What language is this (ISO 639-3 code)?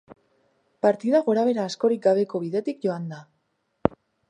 eus